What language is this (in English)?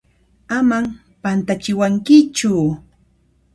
Puno Quechua